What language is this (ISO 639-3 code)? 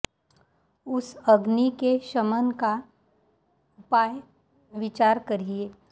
san